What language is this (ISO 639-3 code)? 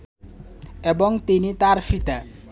ben